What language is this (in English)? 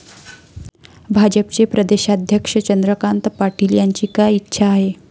Marathi